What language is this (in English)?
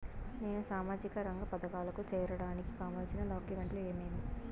Telugu